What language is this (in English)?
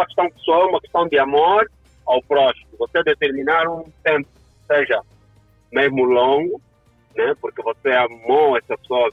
Portuguese